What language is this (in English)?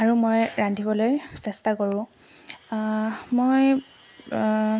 Assamese